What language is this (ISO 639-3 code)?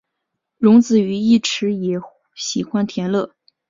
zho